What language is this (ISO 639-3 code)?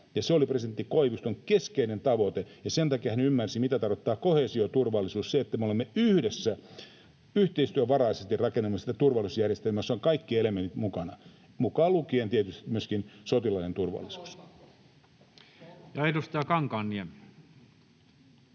fin